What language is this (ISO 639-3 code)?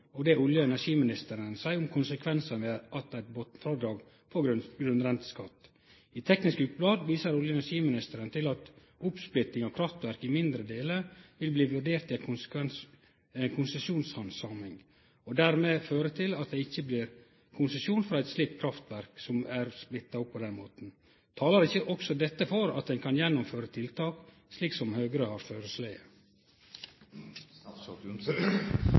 nno